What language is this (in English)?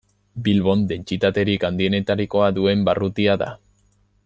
Basque